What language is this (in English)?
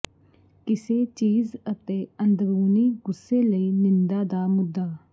Punjabi